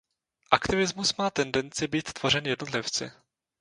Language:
Czech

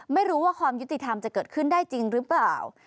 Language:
Thai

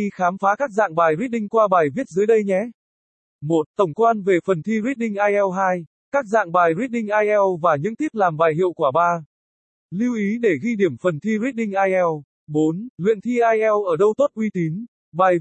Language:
Vietnamese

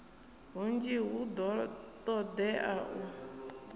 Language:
Venda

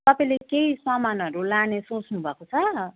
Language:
Nepali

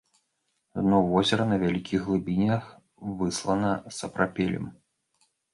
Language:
Belarusian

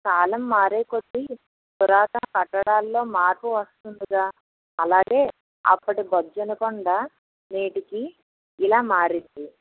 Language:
Telugu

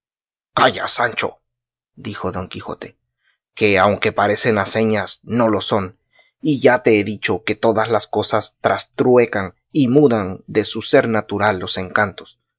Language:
Spanish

